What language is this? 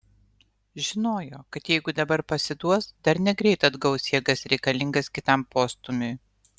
Lithuanian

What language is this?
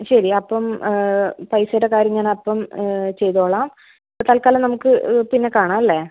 Malayalam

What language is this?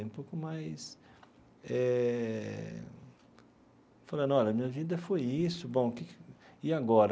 Portuguese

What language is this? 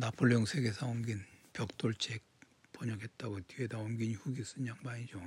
Korean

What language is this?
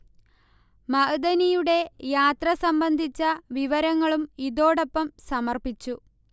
Malayalam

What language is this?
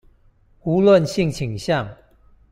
Chinese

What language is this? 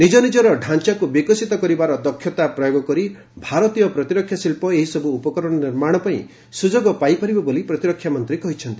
Odia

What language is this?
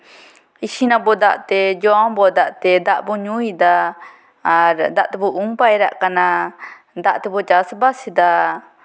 Santali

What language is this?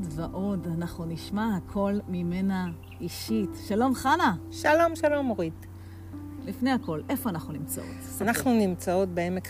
Hebrew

